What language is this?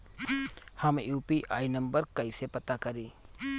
Bhojpuri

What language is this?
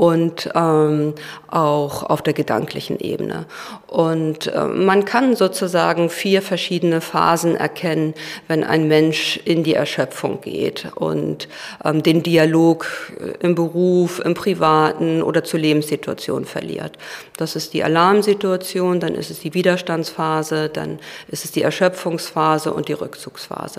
German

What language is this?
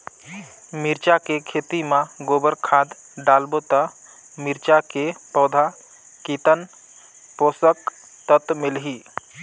Chhattisgarhi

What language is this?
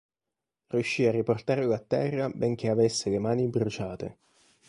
Italian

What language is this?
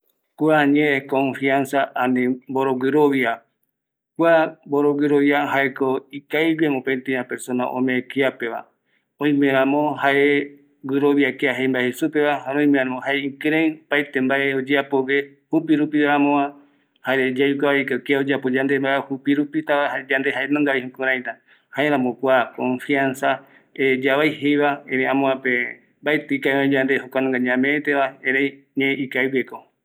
Eastern Bolivian Guaraní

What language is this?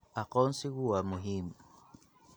Somali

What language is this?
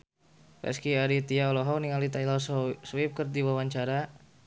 Sundanese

